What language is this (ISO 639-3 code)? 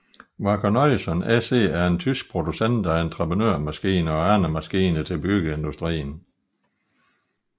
dan